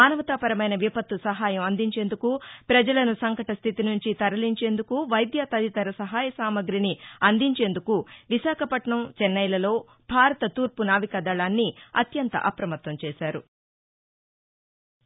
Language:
Telugu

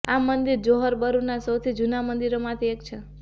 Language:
Gujarati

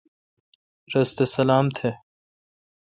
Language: Kalkoti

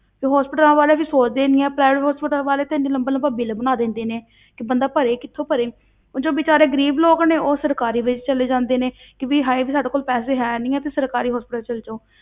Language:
Punjabi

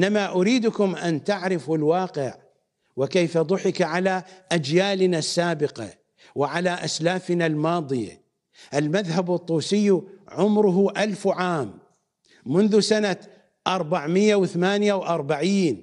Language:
Arabic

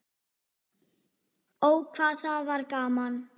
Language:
Icelandic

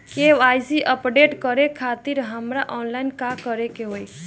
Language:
Bhojpuri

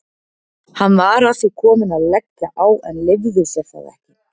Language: Icelandic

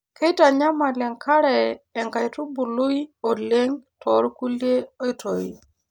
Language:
Masai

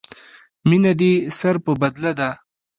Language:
Pashto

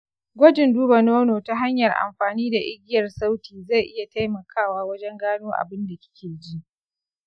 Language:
Hausa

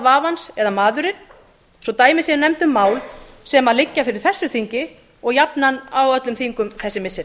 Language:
Icelandic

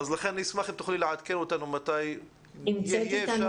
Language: Hebrew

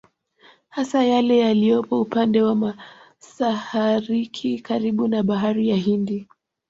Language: Swahili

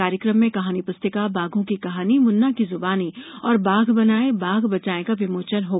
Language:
Hindi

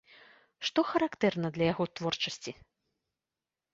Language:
Belarusian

